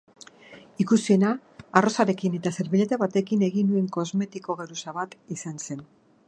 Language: Basque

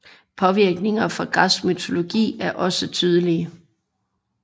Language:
Danish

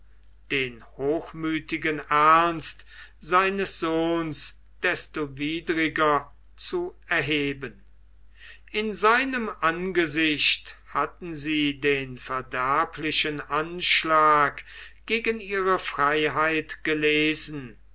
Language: German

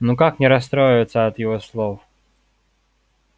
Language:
Russian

